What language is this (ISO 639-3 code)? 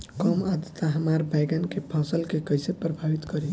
bho